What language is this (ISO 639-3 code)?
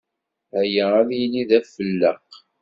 kab